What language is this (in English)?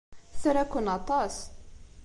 Kabyle